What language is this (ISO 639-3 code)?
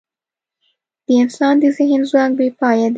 pus